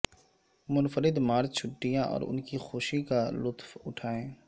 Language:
Urdu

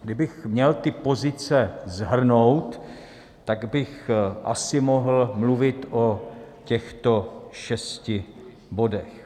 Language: Czech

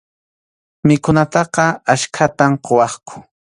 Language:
Arequipa-La Unión Quechua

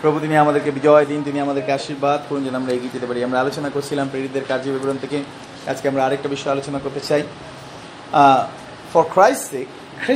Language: Bangla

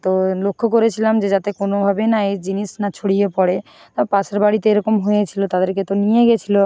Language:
Bangla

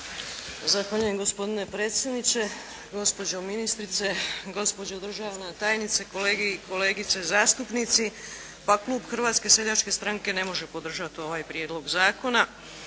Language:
Croatian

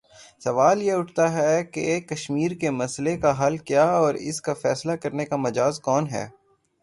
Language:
Urdu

